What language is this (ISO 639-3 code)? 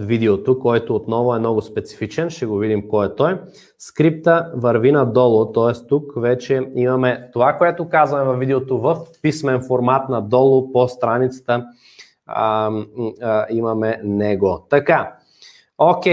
bul